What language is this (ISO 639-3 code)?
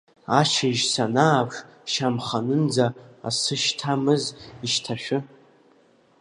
abk